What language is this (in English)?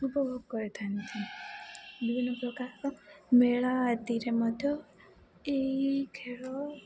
Odia